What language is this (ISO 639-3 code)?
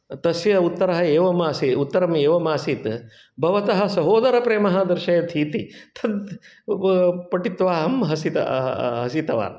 san